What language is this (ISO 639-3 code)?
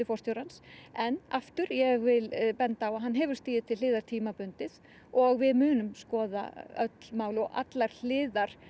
isl